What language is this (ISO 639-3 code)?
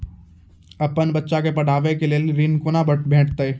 mai